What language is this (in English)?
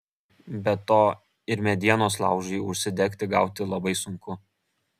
Lithuanian